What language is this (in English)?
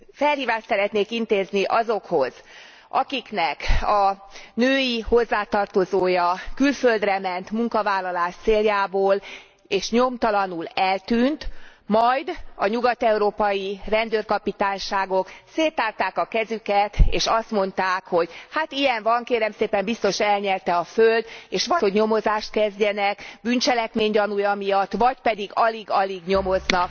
Hungarian